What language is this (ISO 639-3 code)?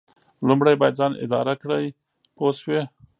pus